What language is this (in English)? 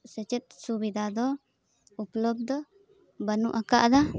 Santali